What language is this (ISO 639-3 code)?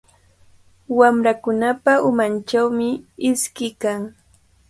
qvl